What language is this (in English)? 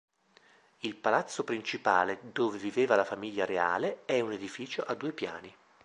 Italian